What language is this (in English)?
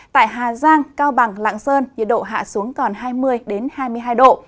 Vietnamese